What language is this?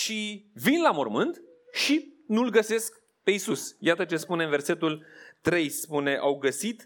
Romanian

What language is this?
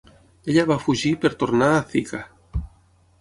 Catalan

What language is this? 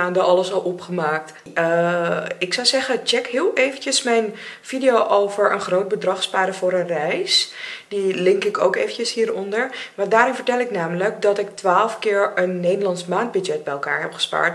Dutch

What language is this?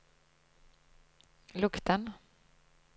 Norwegian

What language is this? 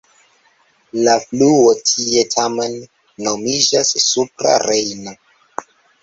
Esperanto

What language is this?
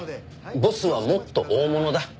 Japanese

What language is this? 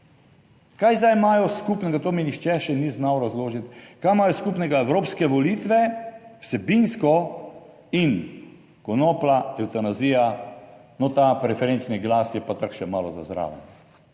Slovenian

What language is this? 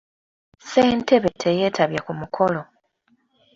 Ganda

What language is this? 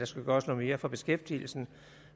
Danish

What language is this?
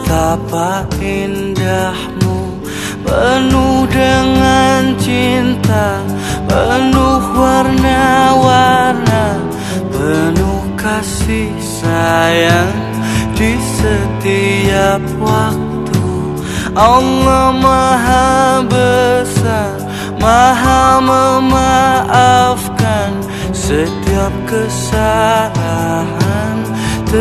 Indonesian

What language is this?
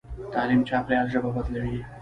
Pashto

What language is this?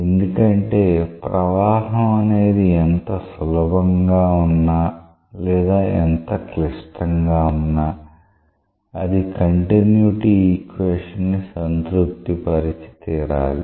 Telugu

